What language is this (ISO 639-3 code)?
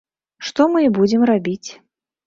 bel